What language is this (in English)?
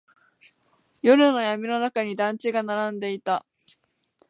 Japanese